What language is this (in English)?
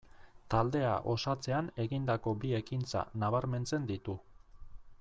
Basque